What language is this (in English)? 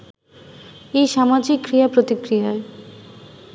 Bangla